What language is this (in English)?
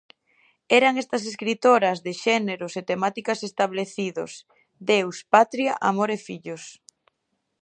Galician